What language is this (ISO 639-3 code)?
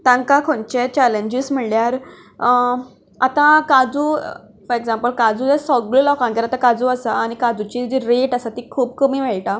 kok